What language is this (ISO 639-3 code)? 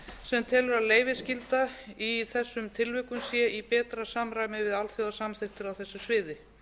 isl